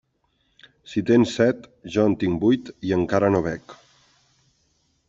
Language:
Catalan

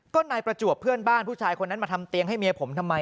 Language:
Thai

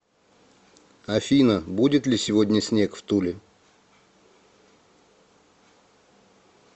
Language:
Russian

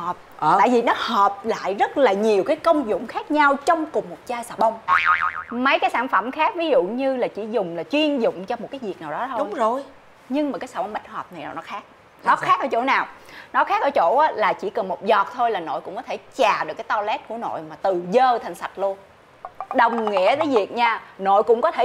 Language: Vietnamese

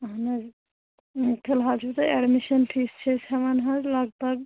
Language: Kashmiri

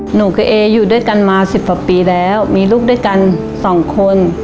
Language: Thai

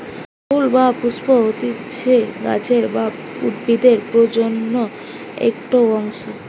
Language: Bangla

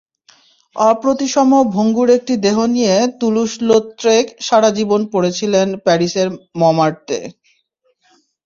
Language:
Bangla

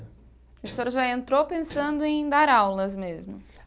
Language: Portuguese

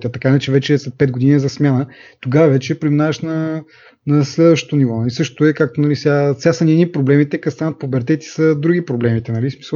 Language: Bulgarian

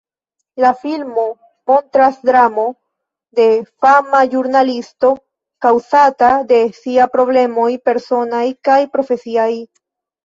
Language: Esperanto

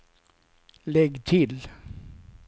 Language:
Swedish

